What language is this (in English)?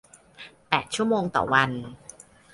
Thai